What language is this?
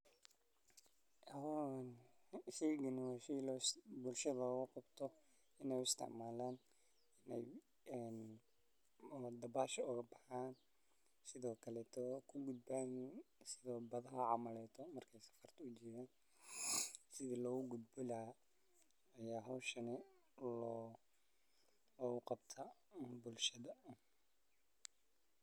Somali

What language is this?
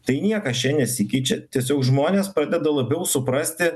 Lithuanian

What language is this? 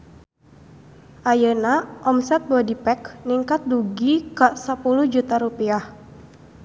Sundanese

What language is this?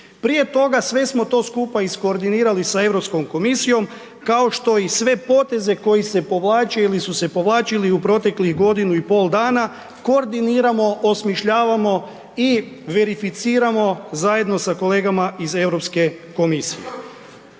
Croatian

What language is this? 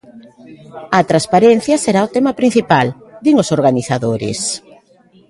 Galician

